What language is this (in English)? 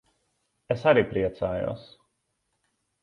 Latvian